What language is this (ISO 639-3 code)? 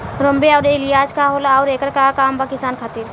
bho